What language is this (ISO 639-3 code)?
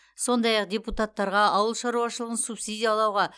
kaz